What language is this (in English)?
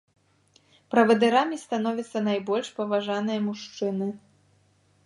Belarusian